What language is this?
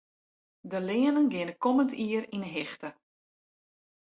Western Frisian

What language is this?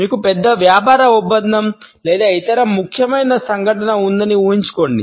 Telugu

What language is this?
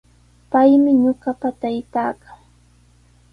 Sihuas Ancash Quechua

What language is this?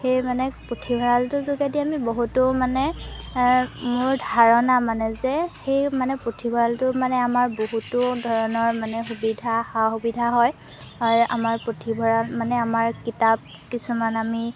Assamese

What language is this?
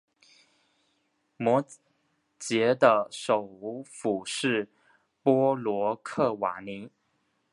Chinese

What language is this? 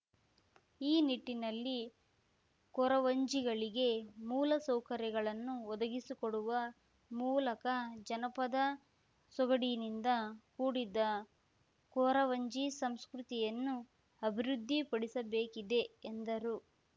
Kannada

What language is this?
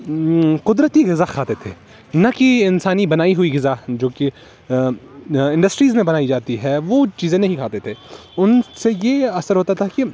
Urdu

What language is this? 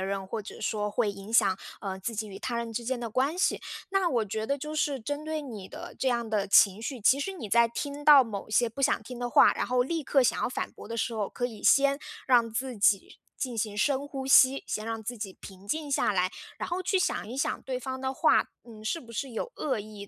Chinese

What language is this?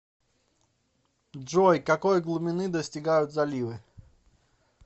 Russian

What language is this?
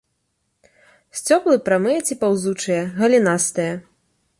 Belarusian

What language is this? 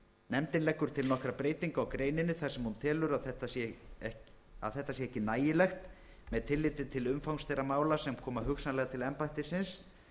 Icelandic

